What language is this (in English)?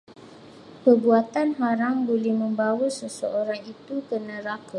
Malay